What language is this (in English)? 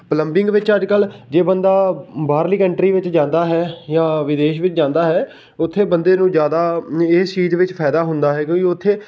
Punjabi